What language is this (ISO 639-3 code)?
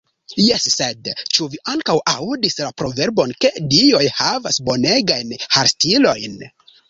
epo